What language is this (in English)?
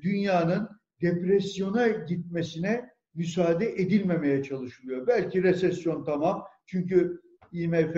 Turkish